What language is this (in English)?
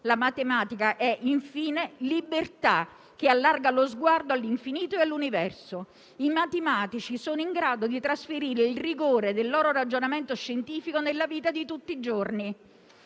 Italian